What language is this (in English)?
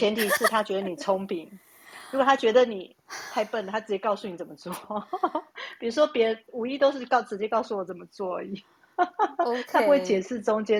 Chinese